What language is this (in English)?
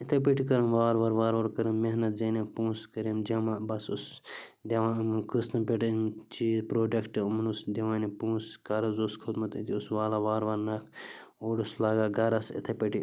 Kashmiri